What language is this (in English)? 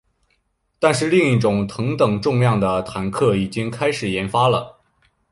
Chinese